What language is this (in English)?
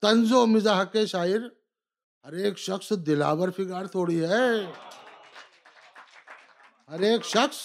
Urdu